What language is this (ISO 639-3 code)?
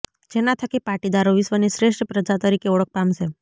guj